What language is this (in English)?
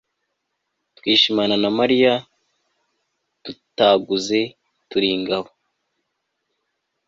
Kinyarwanda